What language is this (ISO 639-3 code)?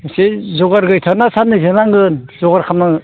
brx